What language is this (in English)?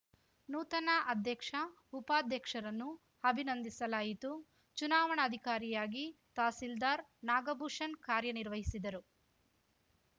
Kannada